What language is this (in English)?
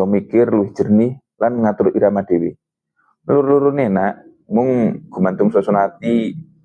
Javanese